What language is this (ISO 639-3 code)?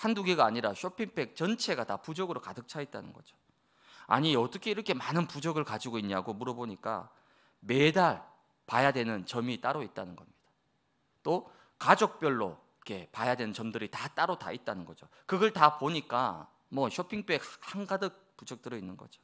kor